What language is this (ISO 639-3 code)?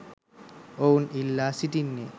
sin